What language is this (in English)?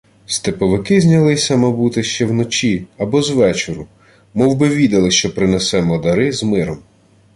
Ukrainian